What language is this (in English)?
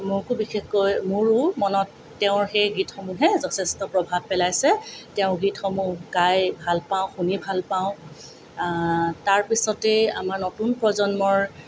Assamese